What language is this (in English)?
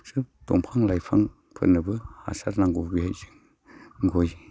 Bodo